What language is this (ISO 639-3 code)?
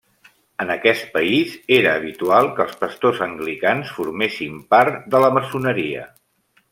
cat